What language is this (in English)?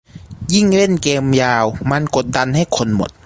Thai